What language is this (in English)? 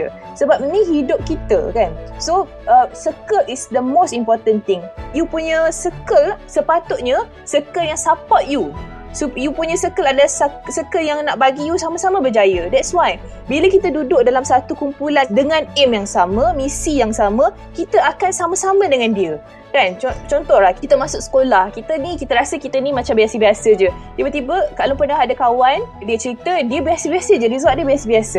Malay